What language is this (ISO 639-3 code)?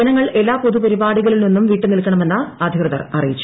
mal